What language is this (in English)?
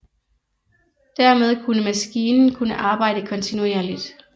Danish